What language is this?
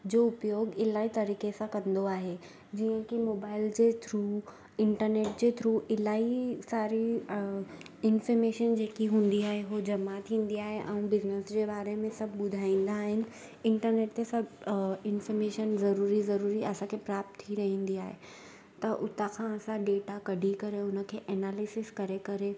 Sindhi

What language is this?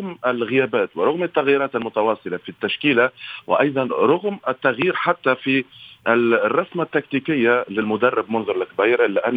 Arabic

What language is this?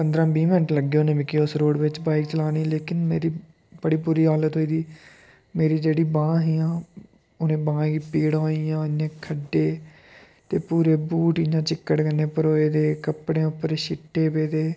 Dogri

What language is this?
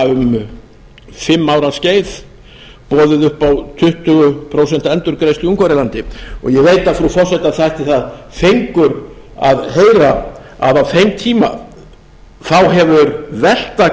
Icelandic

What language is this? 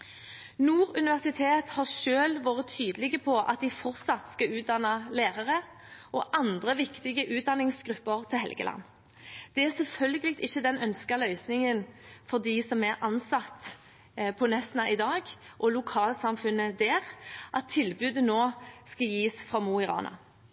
Norwegian Bokmål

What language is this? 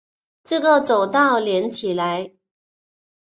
Chinese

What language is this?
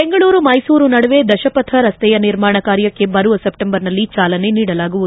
Kannada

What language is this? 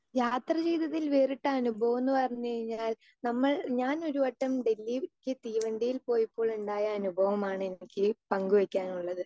Malayalam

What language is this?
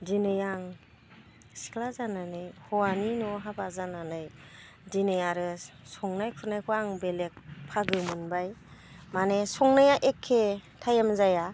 Bodo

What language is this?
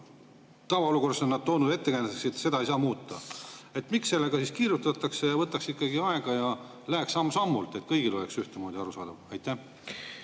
Estonian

